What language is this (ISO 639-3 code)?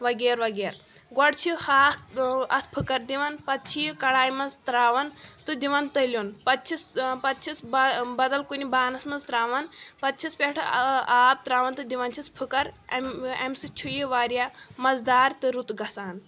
kas